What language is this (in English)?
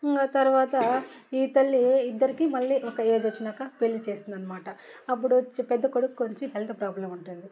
Telugu